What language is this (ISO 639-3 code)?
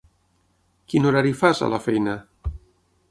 cat